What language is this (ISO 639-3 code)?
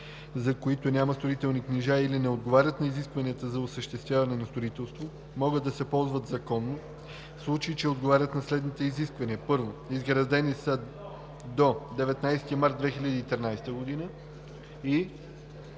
bul